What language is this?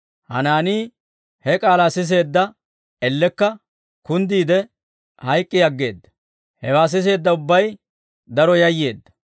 Dawro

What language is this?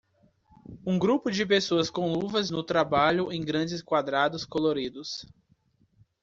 Portuguese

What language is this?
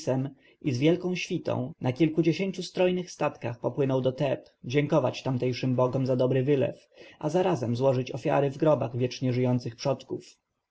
Polish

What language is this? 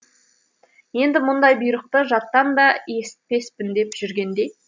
Kazakh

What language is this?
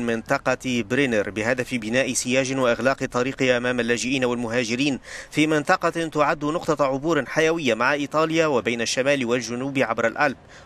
Arabic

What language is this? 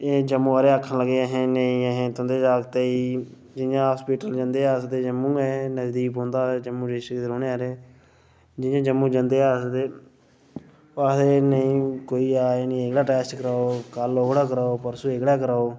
Dogri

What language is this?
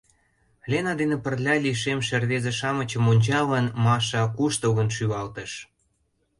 Mari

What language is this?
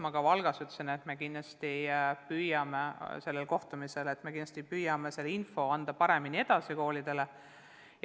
Estonian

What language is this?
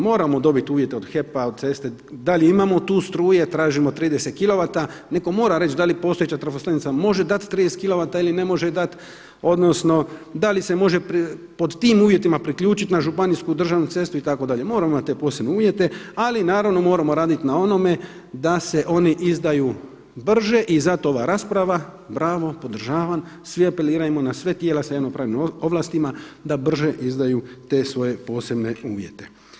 Croatian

